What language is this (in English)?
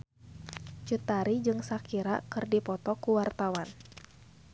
Sundanese